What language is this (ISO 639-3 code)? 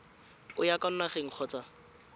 tsn